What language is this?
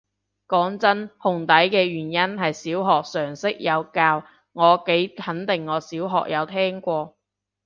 Cantonese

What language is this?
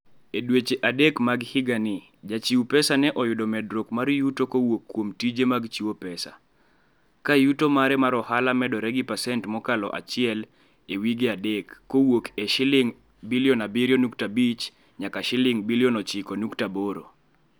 Luo (Kenya and Tanzania)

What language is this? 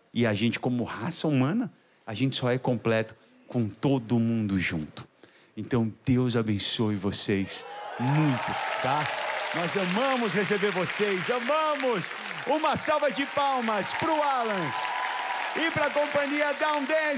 Portuguese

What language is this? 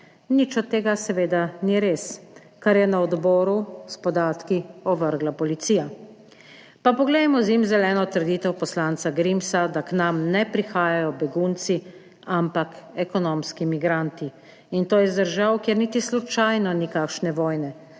Slovenian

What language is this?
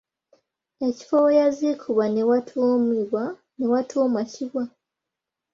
Ganda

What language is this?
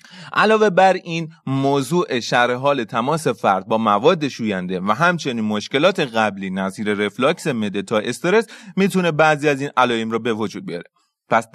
Persian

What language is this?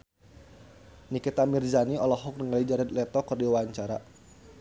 Sundanese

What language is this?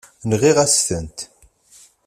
Kabyle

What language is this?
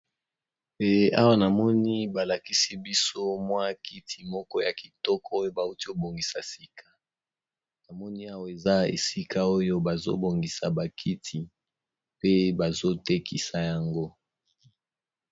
Lingala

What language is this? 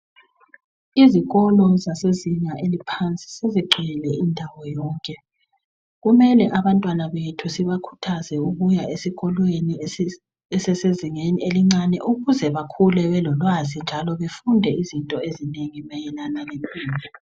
North Ndebele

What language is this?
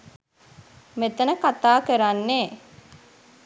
Sinhala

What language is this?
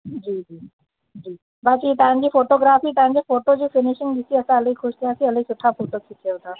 Sindhi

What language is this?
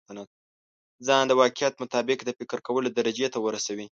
Pashto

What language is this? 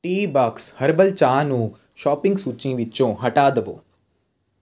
Punjabi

